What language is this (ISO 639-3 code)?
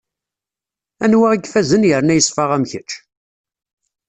kab